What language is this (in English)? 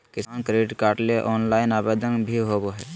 Magahi